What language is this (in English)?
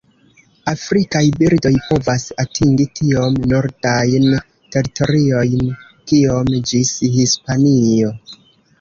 Esperanto